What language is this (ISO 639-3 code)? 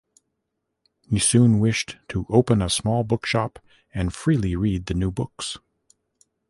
eng